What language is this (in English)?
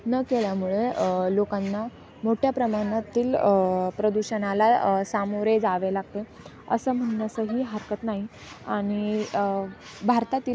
Marathi